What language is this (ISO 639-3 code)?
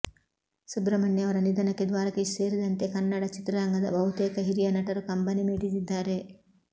kan